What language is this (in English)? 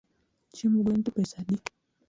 Luo (Kenya and Tanzania)